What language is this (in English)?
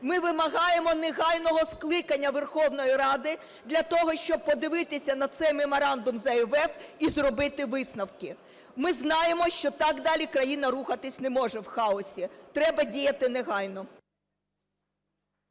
Ukrainian